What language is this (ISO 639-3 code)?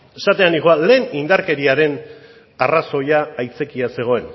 eus